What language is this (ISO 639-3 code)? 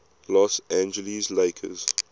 eng